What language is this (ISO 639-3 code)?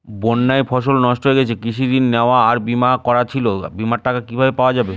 ben